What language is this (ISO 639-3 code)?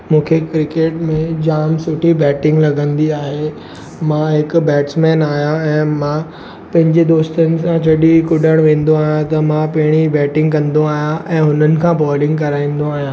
snd